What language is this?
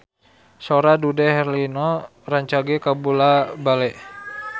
Sundanese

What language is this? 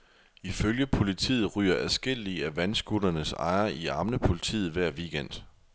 Danish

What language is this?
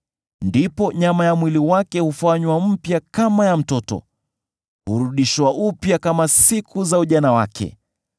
Swahili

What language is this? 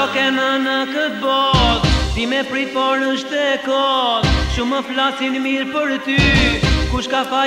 Greek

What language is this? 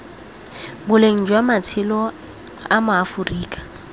Tswana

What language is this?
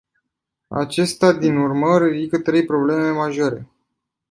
Romanian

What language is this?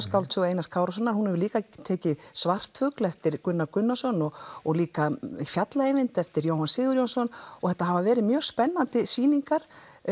Icelandic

